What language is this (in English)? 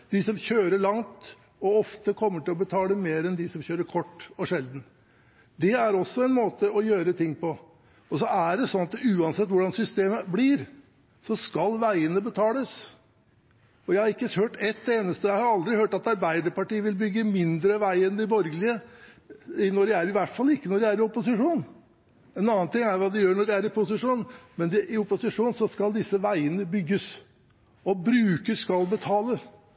Norwegian Bokmål